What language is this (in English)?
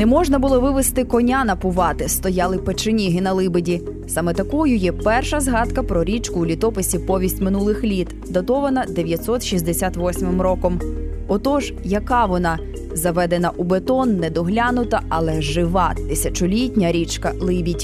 Ukrainian